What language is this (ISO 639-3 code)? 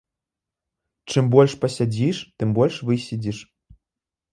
bel